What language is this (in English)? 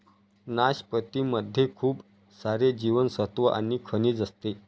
Marathi